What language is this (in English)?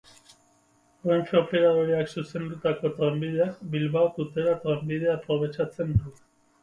Basque